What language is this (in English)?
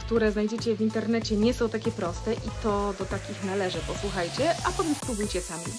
Polish